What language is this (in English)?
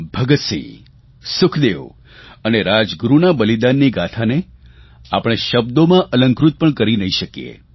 Gujarati